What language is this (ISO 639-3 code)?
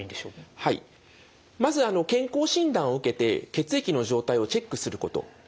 jpn